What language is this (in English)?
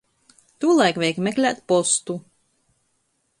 Latgalian